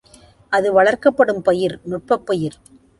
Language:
Tamil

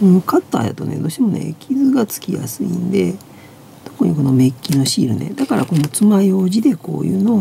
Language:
Japanese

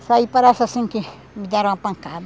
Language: Portuguese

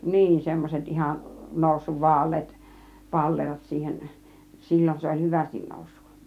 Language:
Finnish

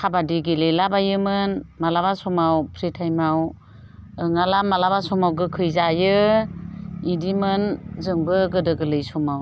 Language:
Bodo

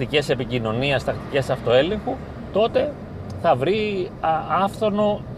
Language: Greek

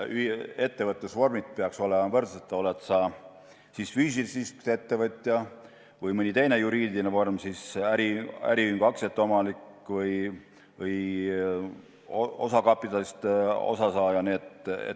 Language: Estonian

